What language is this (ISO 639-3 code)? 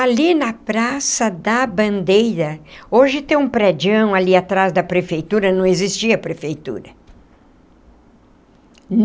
por